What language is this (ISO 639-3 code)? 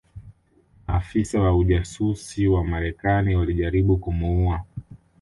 swa